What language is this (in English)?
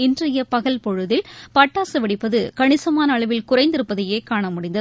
Tamil